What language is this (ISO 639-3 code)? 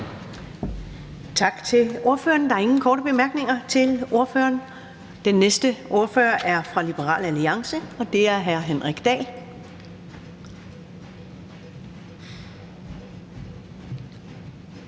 dan